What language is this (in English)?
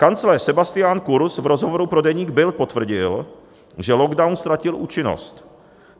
Czech